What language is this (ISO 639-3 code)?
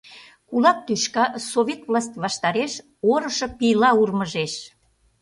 chm